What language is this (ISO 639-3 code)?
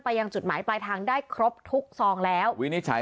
tha